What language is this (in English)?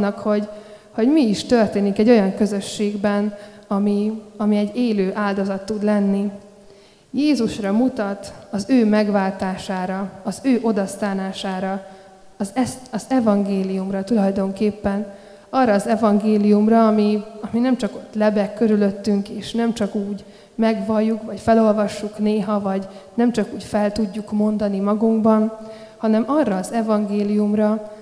Hungarian